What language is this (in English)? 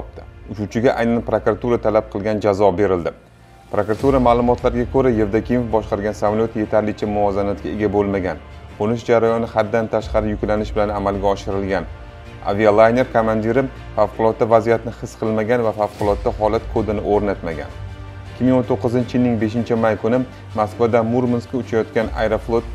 Turkish